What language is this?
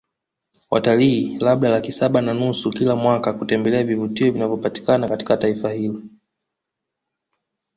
Swahili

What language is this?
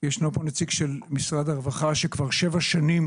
Hebrew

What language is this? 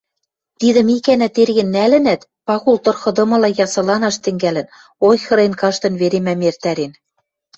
Western Mari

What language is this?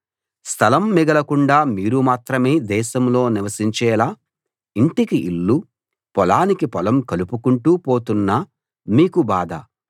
Telugu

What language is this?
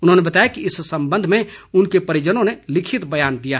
Hindi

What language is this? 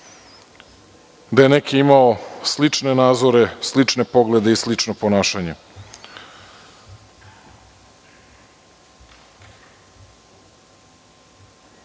Serbian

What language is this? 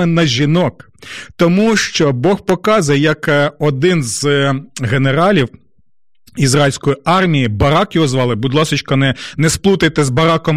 Ukrainian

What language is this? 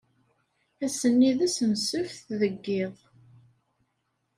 Kabyle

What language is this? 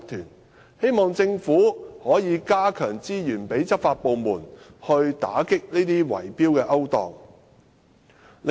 Cantonese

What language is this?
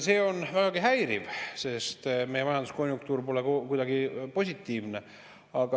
Estonian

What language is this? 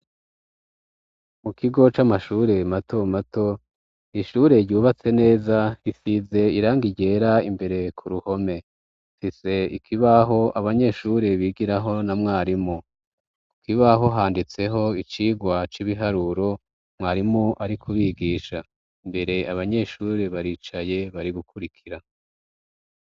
Rundi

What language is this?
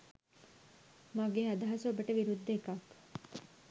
Sinhala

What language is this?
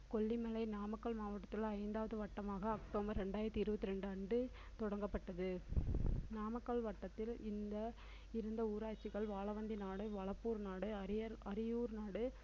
Tamil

